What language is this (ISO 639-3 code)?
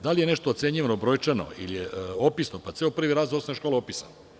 srp